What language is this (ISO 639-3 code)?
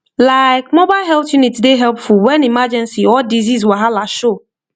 pcm